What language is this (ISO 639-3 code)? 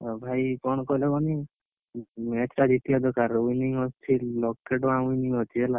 ori